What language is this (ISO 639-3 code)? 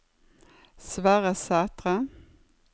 nor